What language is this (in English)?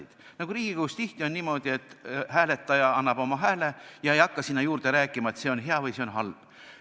Estonian